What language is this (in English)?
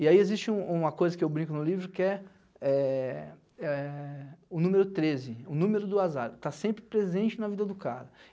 Portuguese